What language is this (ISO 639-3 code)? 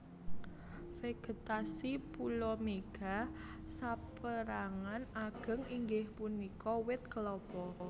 jav